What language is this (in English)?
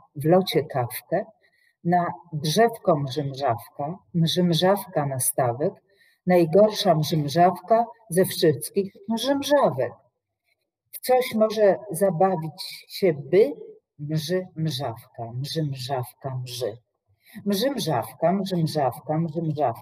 Polish